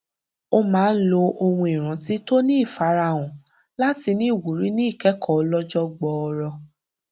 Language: Yoruba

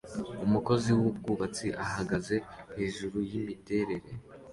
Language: Kinyarwanda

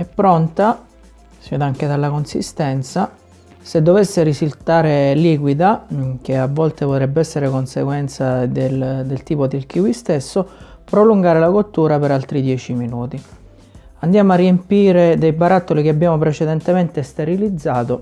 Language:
Italian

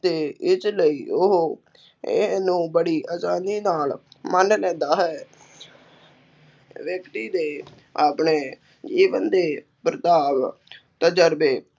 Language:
Punjabi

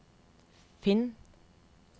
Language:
Norwegian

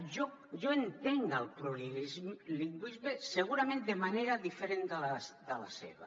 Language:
Catalan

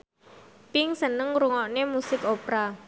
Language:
Javanese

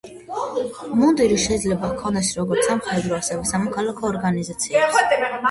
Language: Georgian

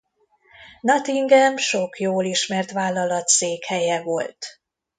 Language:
Hungarian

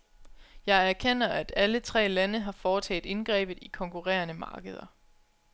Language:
Danish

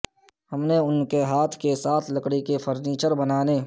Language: Urdu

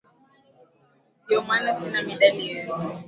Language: Swahili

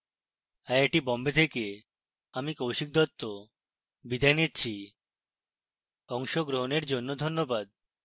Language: Bangla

